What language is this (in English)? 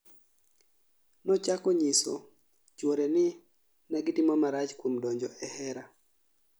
Luo (Kenya and Tanzania)